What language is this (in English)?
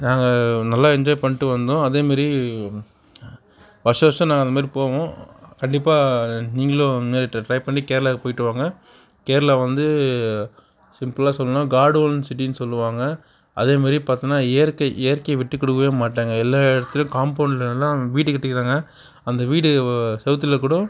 Tamil